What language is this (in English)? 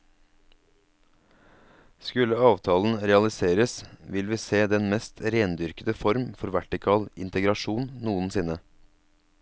Norwegian